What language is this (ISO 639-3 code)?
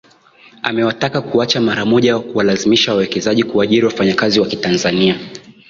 swa